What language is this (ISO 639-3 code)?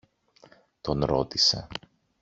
ell